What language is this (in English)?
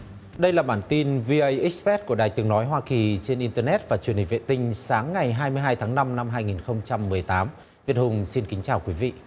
Vietnamese